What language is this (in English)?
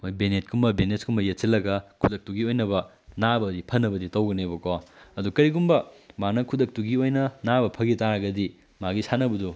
Manipuri